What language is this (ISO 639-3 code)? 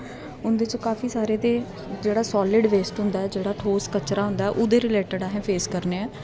doi